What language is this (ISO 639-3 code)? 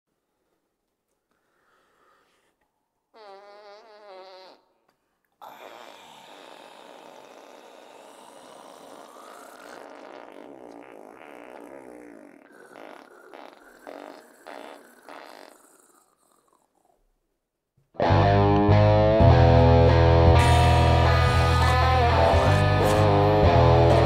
heb